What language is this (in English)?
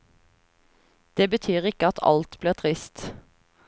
Norwegian